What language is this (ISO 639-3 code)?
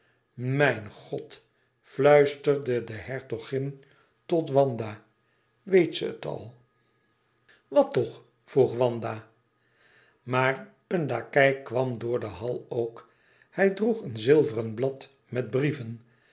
nld